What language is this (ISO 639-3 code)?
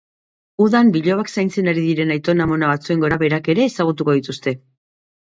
eus